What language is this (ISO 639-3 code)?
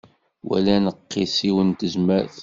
kab